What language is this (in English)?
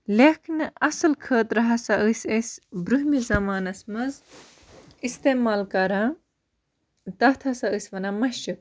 Kashmiri